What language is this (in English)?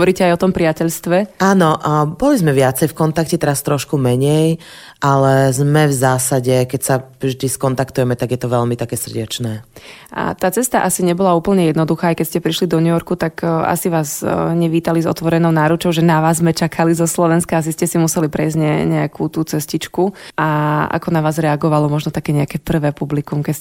Slovak